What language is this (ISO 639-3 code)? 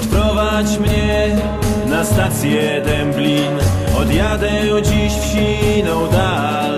pol